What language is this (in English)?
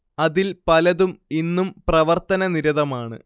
Malayalam